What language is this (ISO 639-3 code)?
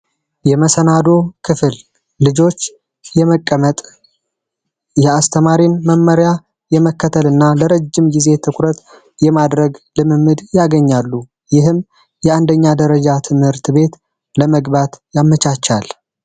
amh